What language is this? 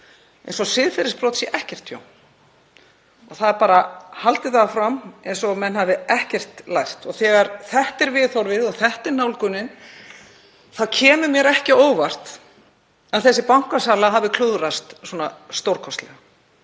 Icelandic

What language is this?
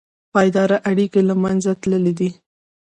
Pashto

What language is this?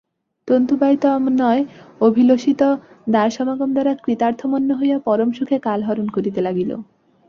Bangla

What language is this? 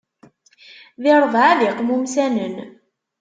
Kabyle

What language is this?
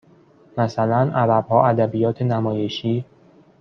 Persian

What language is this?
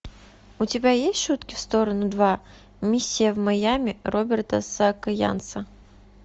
Russian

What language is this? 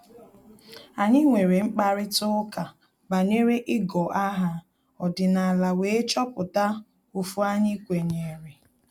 Igbo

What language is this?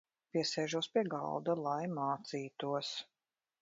Latvian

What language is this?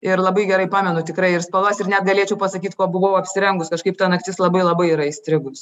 Lithuanian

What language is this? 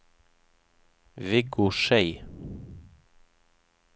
Norwegian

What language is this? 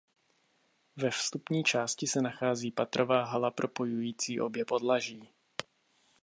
Czech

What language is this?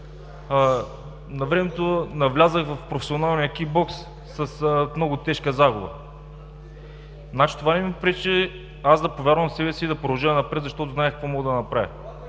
Bulgarian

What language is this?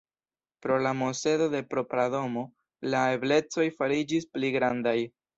Esperanto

